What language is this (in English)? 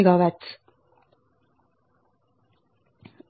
Telugu